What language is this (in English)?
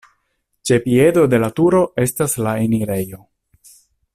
Esperanto